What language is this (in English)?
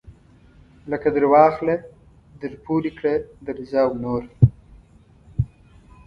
Pashto